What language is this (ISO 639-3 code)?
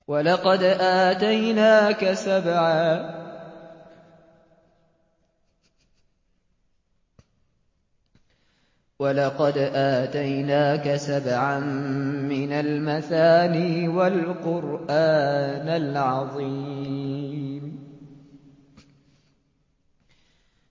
ara